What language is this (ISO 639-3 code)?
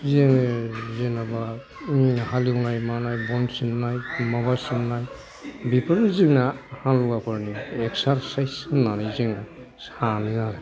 brx